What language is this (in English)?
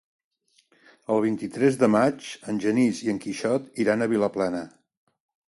Catalan